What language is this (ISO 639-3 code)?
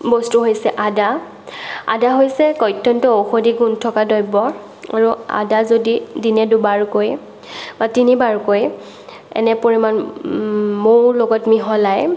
asm